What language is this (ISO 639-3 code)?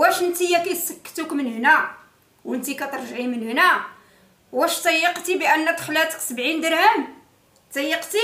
ara